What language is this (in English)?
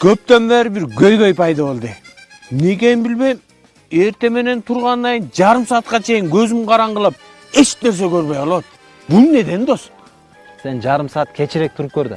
Turkish